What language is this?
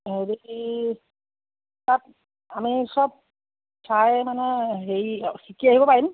Assamese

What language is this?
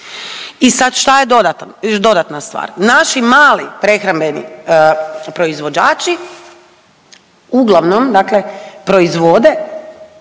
Croatian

